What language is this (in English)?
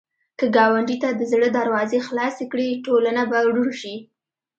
Pashto